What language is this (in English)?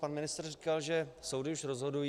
Czech